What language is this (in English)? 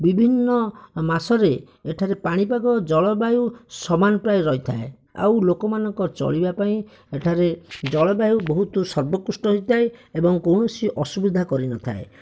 Odia